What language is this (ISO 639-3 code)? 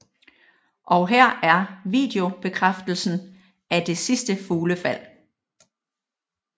dan